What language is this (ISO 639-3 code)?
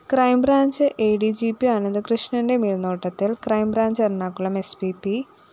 mal